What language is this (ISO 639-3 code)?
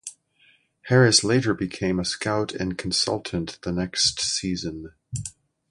eng